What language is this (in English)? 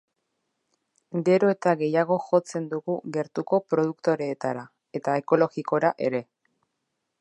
Basque